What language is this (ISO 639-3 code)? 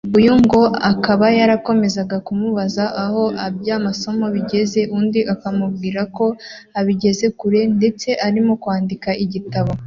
kin